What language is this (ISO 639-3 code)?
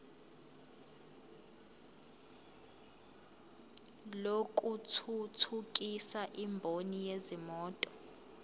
zul